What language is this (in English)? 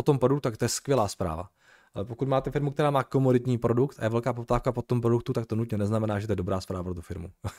Czech